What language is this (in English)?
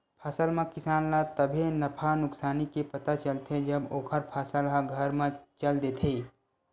Chhattisgarhi